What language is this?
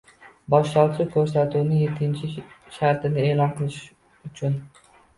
Uzbek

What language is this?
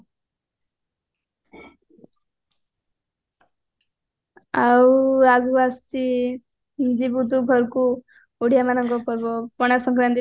Odia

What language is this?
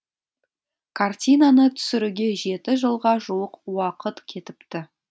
Kazakh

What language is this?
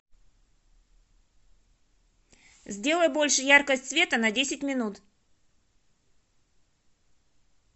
Russian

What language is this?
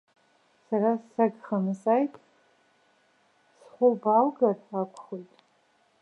Abkhazian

